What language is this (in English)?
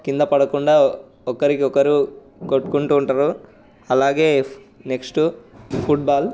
Telugu